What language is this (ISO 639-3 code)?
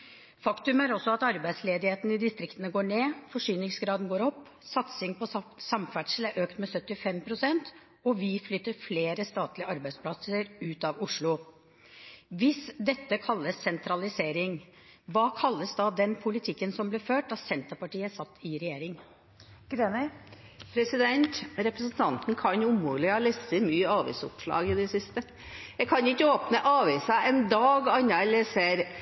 nob